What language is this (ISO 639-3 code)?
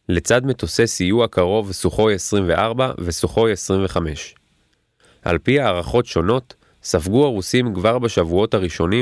heb